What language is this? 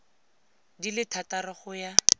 Tswana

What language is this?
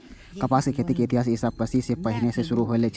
Maithili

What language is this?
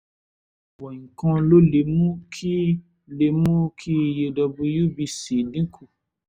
Yoruba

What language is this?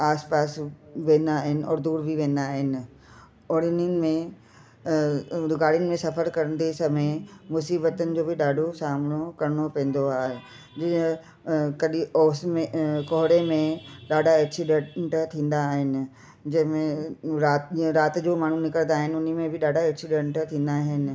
Sindhi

